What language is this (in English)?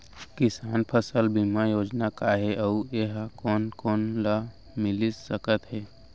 Chhattisgarhi